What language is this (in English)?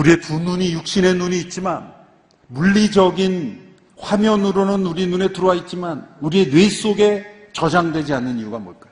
Korean